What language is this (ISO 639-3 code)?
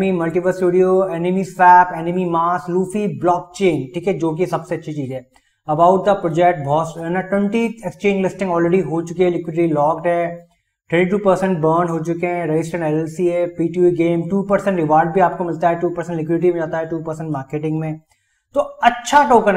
hin